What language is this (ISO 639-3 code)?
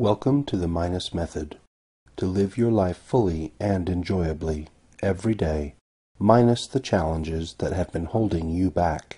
eng